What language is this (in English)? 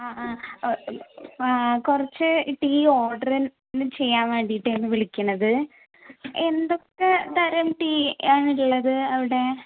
Malayalam